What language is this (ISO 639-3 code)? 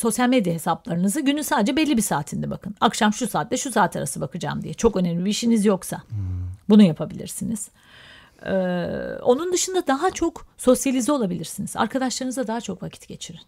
tur